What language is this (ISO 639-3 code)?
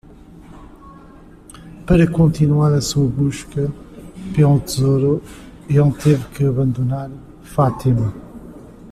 por